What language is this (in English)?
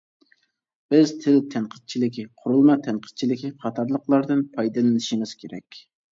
Uyghur